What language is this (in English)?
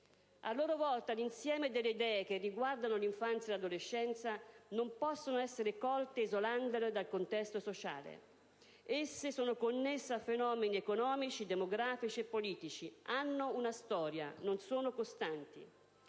Italian